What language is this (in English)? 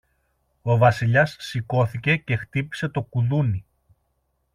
Greek